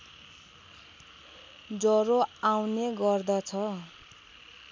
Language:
Nepali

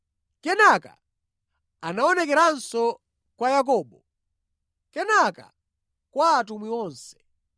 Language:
Nyanja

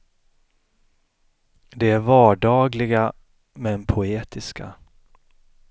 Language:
Swedish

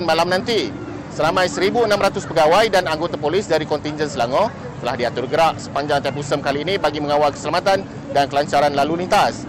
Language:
Malay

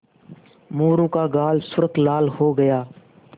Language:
Hindi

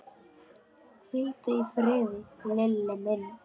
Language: Icelandic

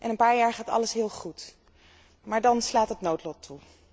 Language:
Dutch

